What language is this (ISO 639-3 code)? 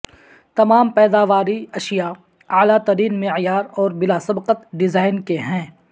urd